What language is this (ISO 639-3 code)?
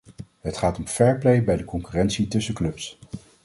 nld